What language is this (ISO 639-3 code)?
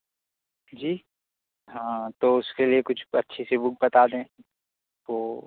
urd